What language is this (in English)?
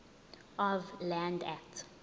Zulu